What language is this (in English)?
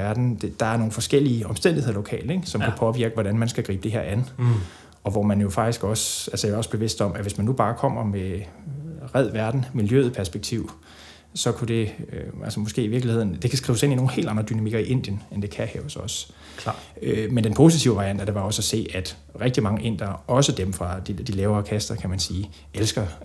Danish